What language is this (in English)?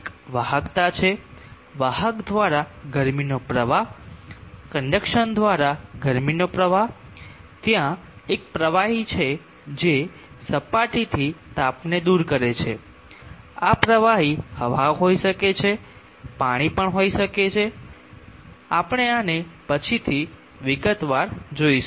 Gujarati